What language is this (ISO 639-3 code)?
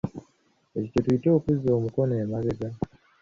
lug